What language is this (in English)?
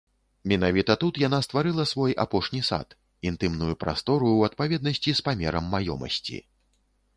Belarusian